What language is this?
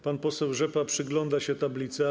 Polish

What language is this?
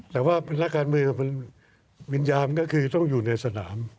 Thai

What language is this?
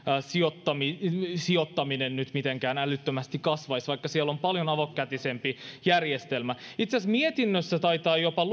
Finnish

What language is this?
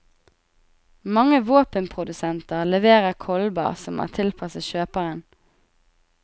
Norwegian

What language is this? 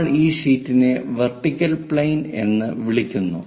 Malayalam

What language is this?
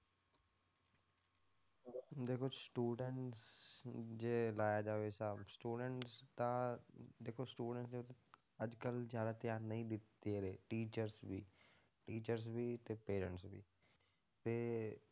Punjabi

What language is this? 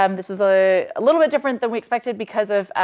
English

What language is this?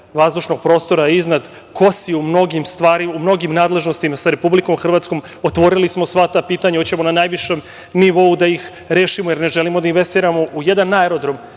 Serbian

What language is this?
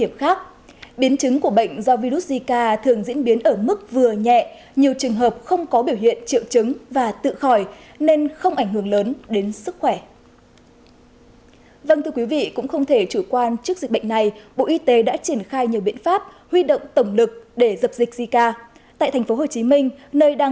Vietnamese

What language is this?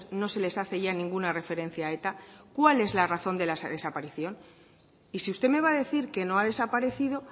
Spanish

